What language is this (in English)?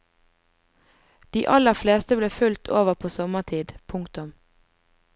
Norwegian